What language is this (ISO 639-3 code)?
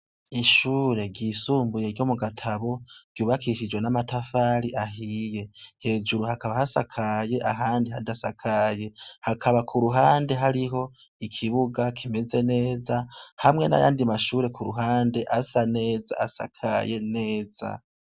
run